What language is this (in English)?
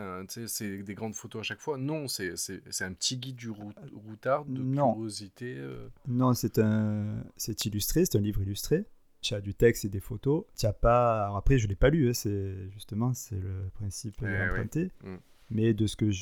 French